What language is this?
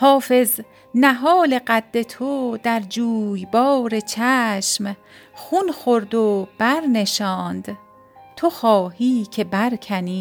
Persian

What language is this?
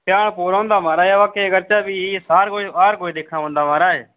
Dogri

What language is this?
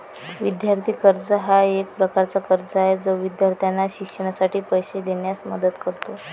Marathi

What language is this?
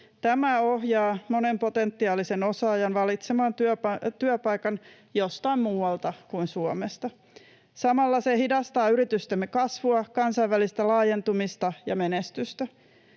Finnish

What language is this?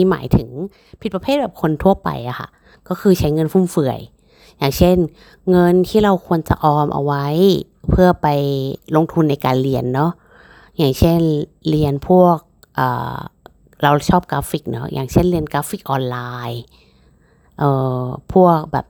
Thai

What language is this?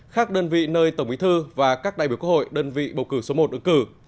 Vietnamese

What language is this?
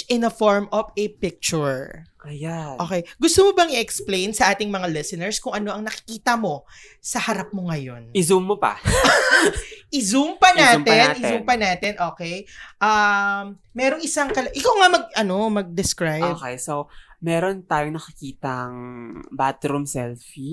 Filipino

